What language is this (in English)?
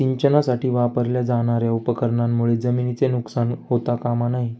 Marathi